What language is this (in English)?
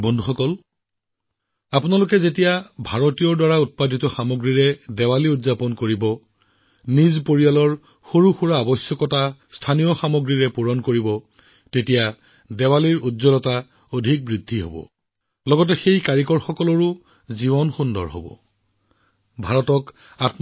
Assamese